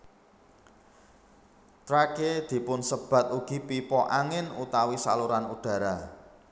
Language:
Javanese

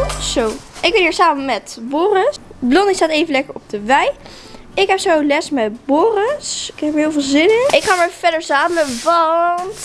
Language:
Dutch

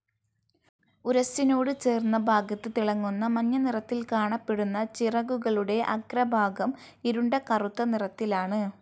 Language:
Malayalam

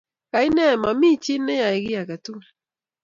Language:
Kalenjin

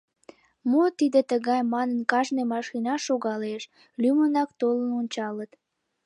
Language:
Mari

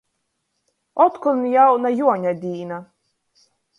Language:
Latgalian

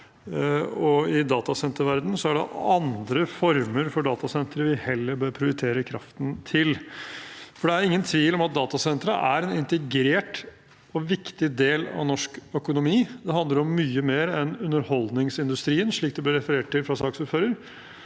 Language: Norwegian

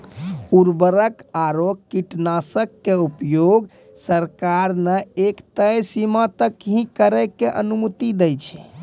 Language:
Maithili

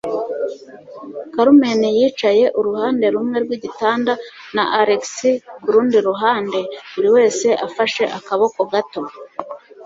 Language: Kinyarwanda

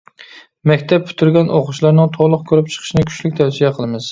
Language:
Uyghur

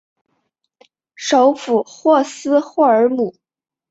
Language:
Chinese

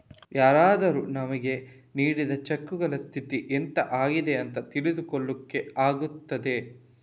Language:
Kannada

